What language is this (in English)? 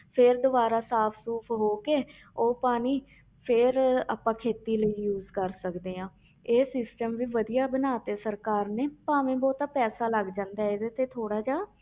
Punjabi